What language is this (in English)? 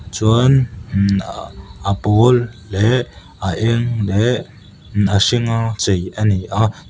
Mizo